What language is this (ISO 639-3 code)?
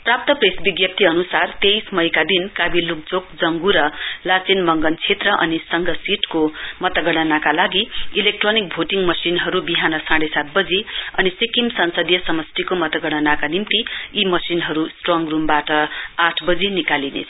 nep